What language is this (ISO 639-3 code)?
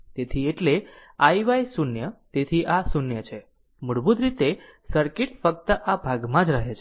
guj